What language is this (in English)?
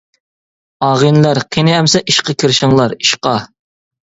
Uyghur